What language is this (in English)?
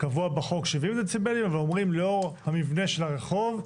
Hebrew